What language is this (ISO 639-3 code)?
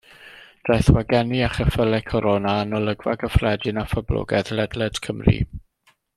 cym